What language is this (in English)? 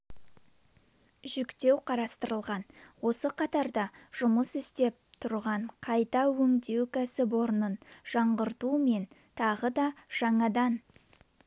Kazakh